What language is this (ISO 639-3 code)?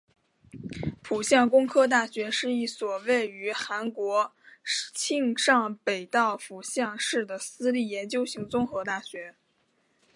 zho